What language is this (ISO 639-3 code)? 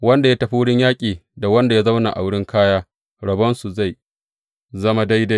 hau